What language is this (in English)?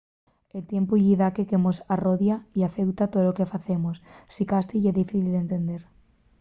Asturian